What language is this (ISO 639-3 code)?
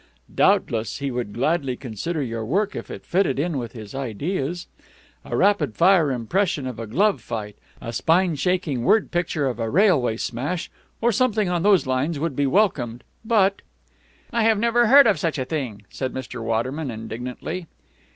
eng